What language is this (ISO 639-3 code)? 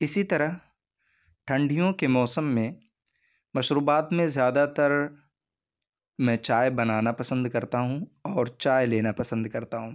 urd